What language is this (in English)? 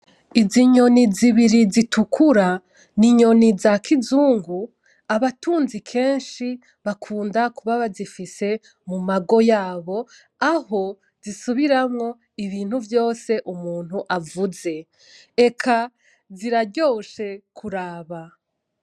Rundi